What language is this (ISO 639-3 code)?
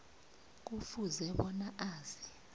nbl